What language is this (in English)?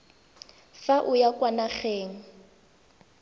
Tswana